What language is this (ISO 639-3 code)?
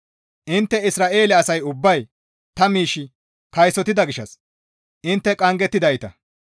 gmv